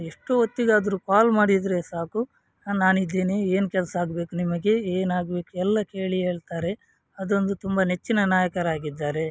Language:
Kannada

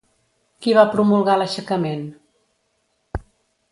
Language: Catalan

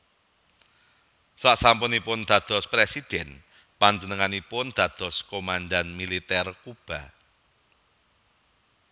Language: Javanese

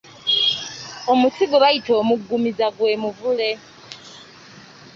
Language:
Ganda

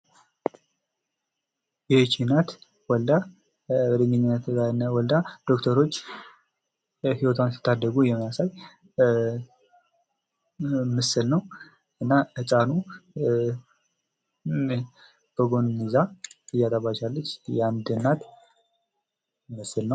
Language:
Amharic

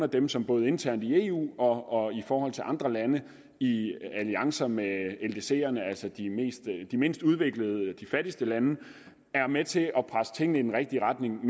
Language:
Danish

